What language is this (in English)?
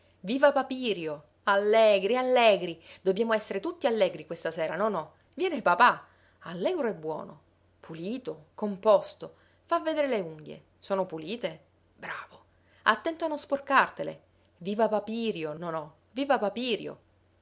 Italian